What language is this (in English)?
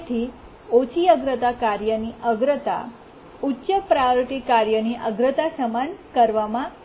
Gujarati